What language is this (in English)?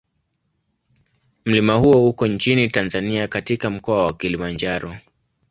Swahili